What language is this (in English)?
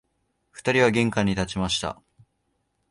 Japanese